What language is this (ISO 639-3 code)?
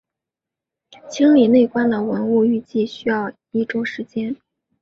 zho